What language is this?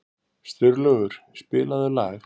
Icelandic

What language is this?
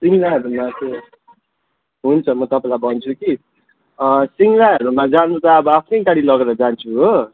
Nepali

